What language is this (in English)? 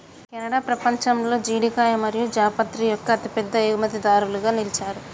Telugu